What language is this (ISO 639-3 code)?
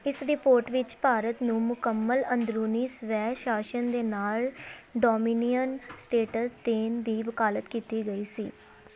pan